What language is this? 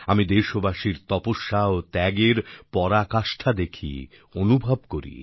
Bangla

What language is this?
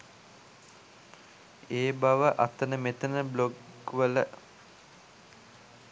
Sinhala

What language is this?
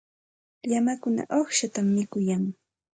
Santa Ana de Tusi Pasco Quechua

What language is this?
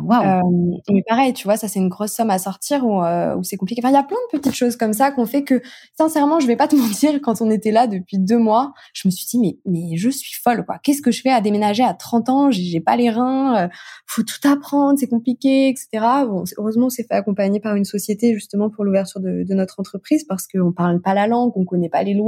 French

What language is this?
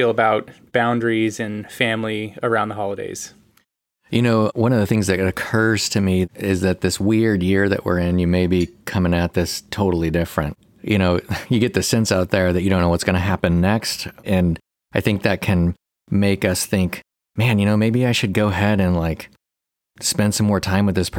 English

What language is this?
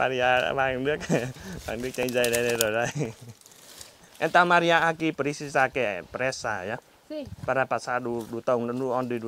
Vietnamese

